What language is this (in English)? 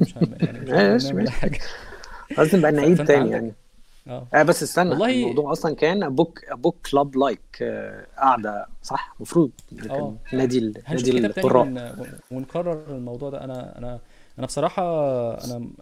Arabic